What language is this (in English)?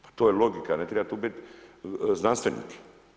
Croatian